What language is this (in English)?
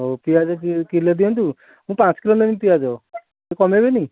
Odia